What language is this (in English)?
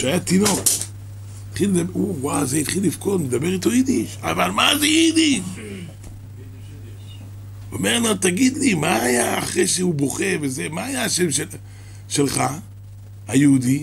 Hebrew